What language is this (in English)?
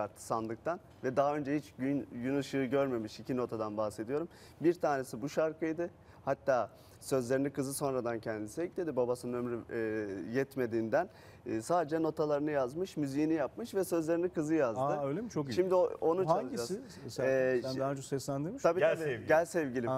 Turkish